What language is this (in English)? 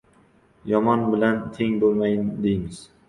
Uzbek